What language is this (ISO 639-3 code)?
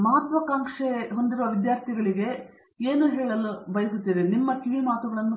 kan